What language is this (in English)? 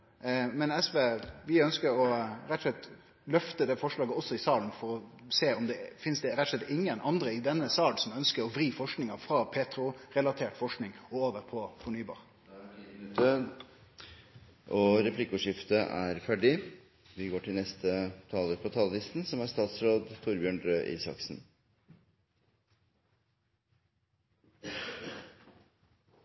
Norwegian